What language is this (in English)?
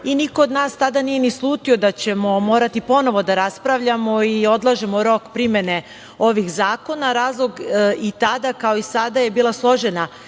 Serbian